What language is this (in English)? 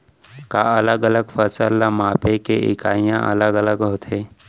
Chhattisgarhi